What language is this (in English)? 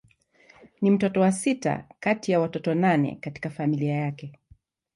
Swahili